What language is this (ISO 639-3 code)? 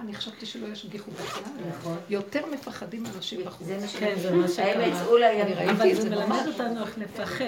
heb